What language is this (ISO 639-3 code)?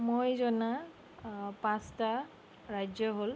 asm